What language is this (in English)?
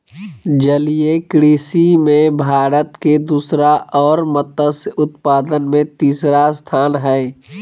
Magahi